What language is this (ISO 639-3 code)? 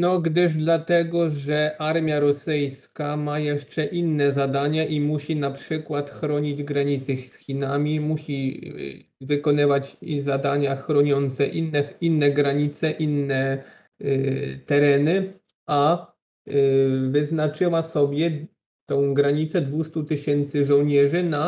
pol